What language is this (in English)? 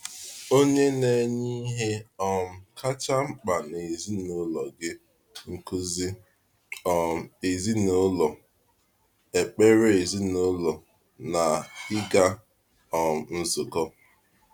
Igbo